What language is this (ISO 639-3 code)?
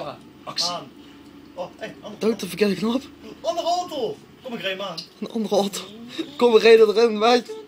nld